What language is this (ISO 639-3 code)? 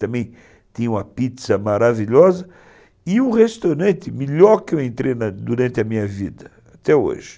por